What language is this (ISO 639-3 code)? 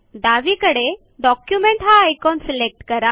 mar